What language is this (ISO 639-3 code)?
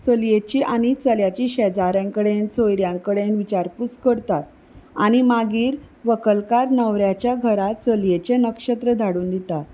kok